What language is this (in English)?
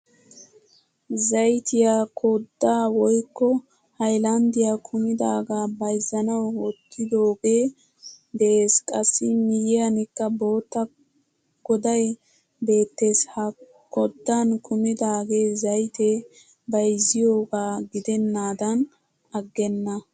Wolaytta